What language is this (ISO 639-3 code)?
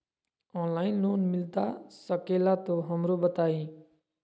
mag